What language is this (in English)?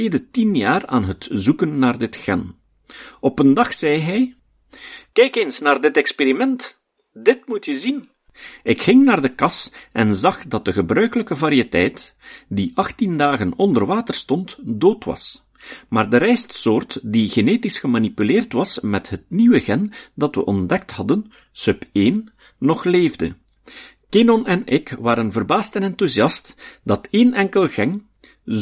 Dutch